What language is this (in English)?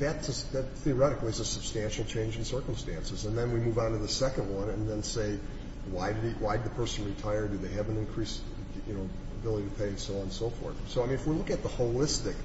English